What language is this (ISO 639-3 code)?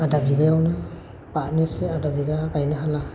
brx